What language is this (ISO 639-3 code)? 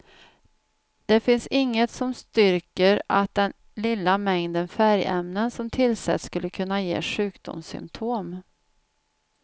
swe